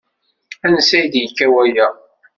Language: Kabyle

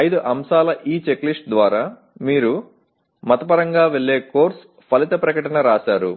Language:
Telugu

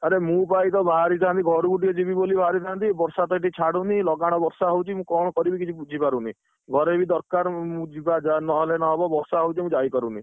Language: Odia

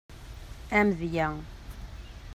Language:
Kabyle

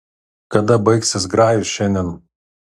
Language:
Lithuanian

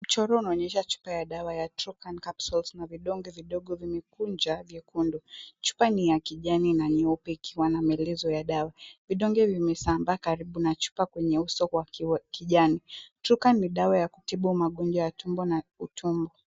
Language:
Swahili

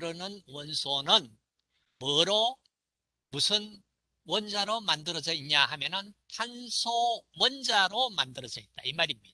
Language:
Korean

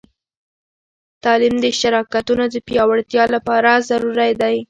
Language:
Pashto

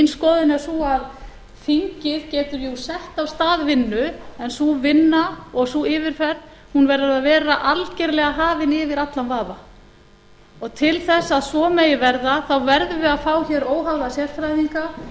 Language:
Icelandic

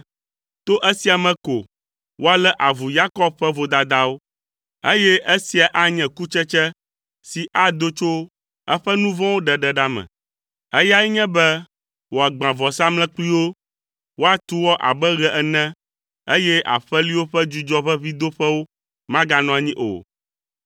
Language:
Ewe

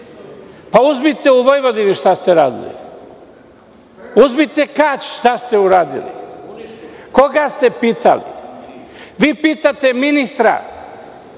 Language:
Serbian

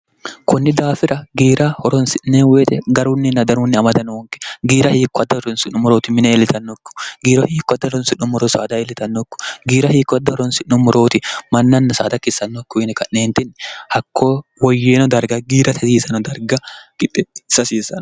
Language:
Sidamo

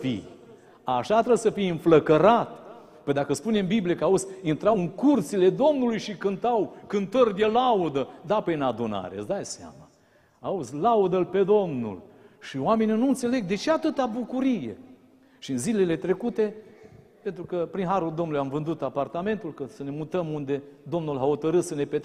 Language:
Romanian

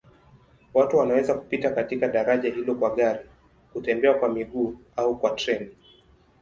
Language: Swahili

